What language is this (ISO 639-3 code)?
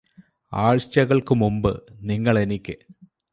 mal